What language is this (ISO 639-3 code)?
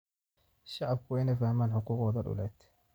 som